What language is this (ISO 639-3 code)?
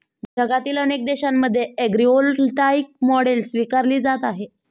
mar